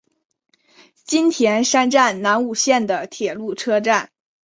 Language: Chinese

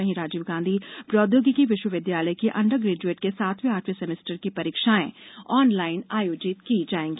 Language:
Hindi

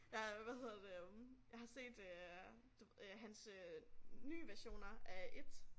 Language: Danish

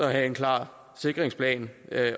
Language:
Danish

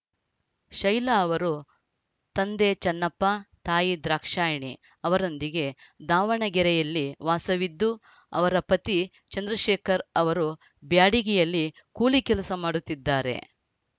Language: Kannada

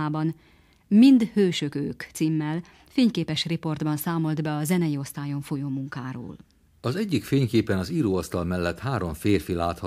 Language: Hungarian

